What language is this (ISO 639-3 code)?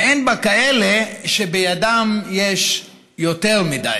heb